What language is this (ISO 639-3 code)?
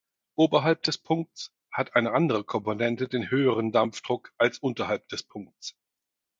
deu